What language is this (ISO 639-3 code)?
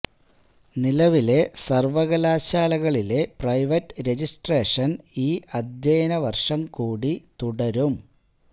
mal